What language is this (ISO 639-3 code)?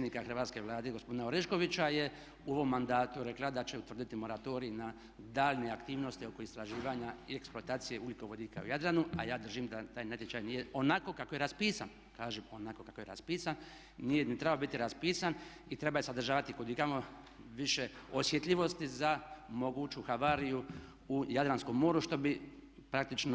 hrv